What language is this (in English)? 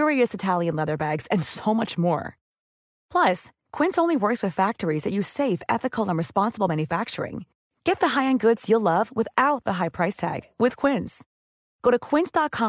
Dutch